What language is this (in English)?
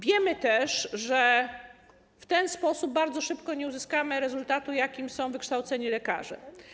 Polish